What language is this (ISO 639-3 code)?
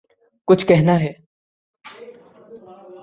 urd